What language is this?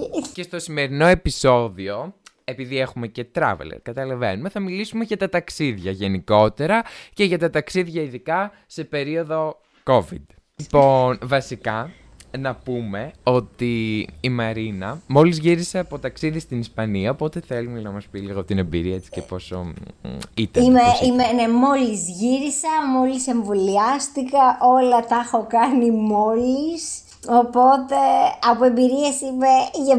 Greek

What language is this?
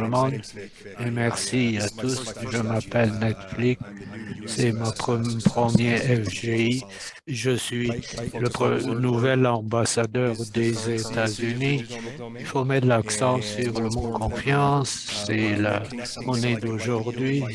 French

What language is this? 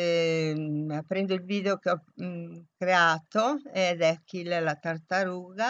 Italian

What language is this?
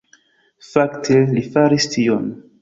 Esperanto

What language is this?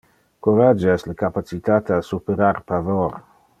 Interlingua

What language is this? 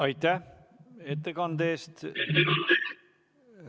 Estonian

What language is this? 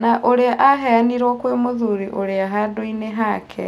Kikuyu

